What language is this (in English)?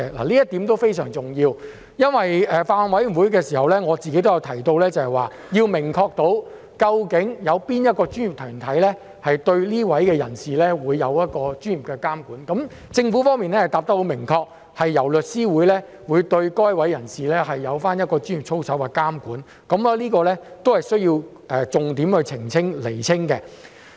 Cantonese